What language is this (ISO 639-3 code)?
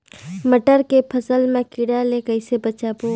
hne